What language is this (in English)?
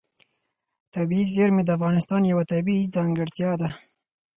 Pashto